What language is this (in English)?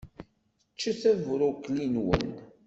Kabyle